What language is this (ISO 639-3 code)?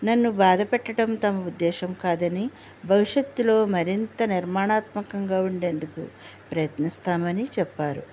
tel